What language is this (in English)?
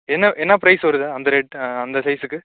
Tamil